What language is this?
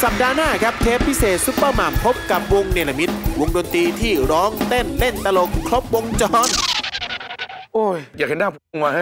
Thai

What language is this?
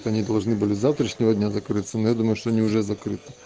Russian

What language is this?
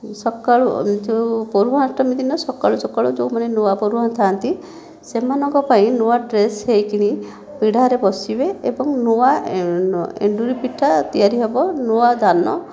Odia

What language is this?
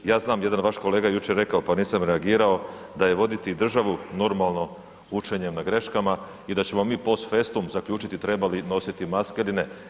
Croatian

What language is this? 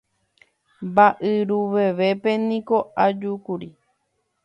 Guarani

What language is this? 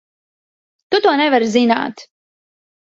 Latvian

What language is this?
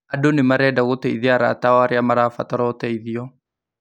Kikuyu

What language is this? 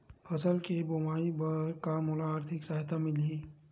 Chhattisgarhi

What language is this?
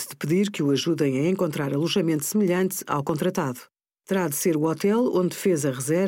Portuguese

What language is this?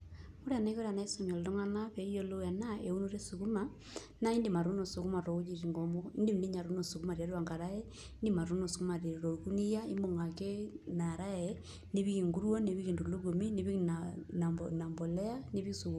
Masai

